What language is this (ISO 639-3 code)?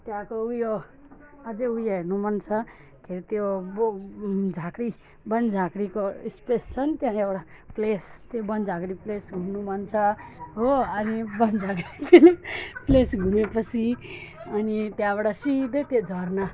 nep